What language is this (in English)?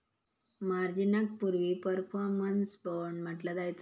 Marathi